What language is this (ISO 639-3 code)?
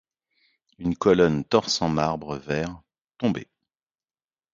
fra